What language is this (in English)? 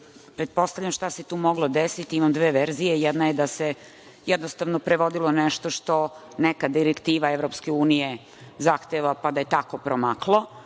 Serbian